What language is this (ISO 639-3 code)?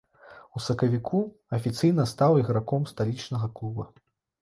bel